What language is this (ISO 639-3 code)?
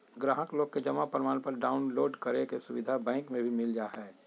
mag